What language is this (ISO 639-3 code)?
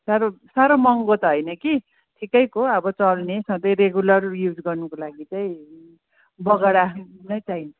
nep